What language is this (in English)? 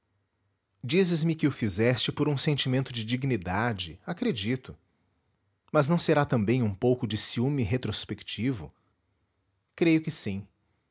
Portuguese